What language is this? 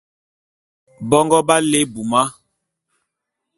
Bulu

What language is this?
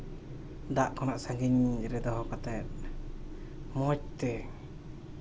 Santali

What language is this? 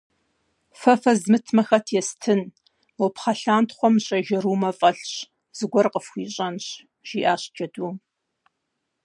Kabardian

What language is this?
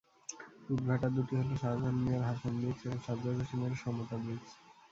Bangla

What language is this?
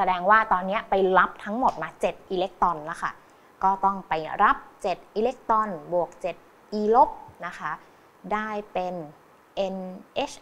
Thai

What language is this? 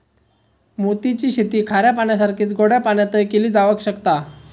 Marathi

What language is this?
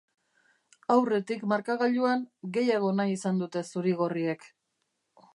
Basque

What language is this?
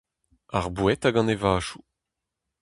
Breton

